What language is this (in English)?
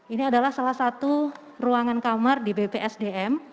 Indonesian